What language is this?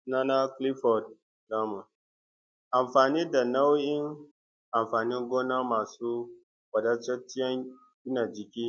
Hausa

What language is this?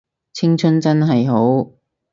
Cantonese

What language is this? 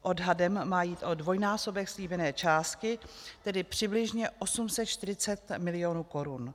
Czech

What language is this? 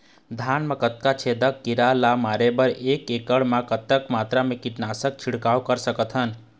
Chhattisgarhi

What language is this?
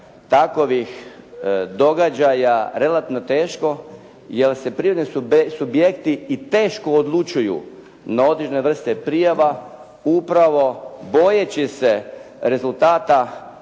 Croatian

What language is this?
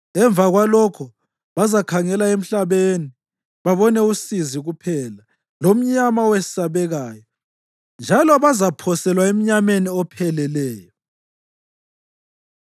North Ndebele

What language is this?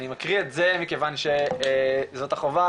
Hebrew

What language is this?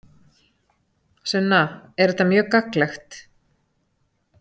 Icelandic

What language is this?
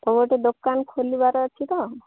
Odia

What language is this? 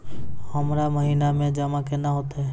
Maithili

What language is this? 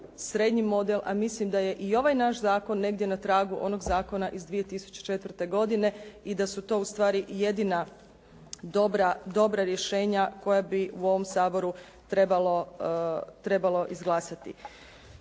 Croatian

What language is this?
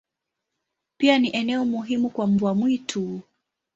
Swahili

